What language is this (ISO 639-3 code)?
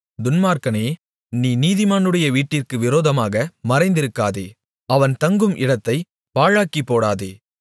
tam